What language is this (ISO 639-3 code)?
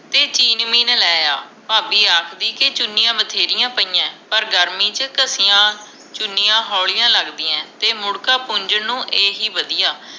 pan